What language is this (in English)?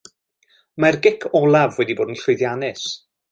Welsh